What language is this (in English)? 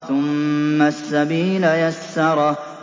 Arabic